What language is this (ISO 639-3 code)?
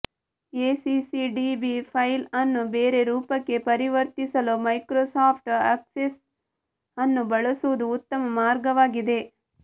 kan